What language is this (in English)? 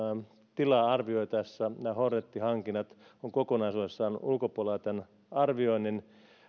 Finnish